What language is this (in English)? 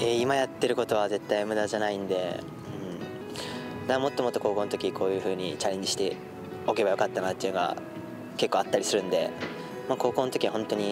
Japanese